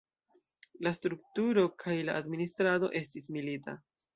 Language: Esperanto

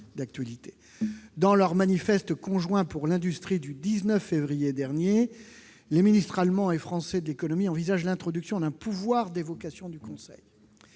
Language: French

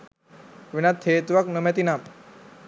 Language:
Sinhala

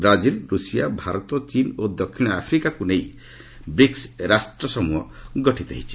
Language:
Odia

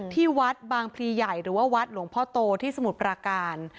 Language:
Thai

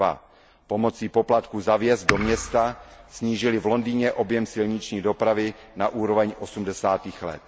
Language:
Czech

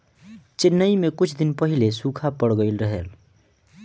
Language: Bhojpuri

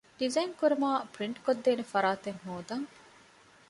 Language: Divehi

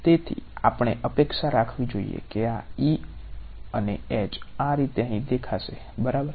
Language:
Gujarati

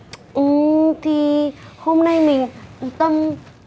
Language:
Vietnamese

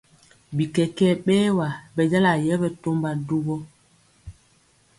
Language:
Mpiemo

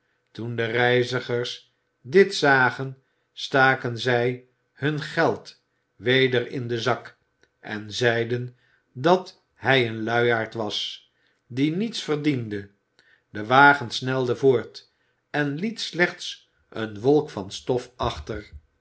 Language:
Dutch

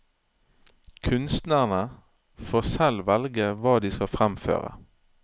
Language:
Norwegian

